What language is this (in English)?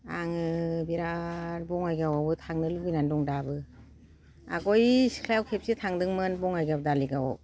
Bodo